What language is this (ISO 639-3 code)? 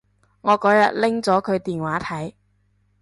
yue